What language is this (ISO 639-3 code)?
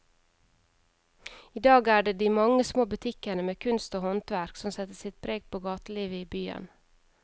nor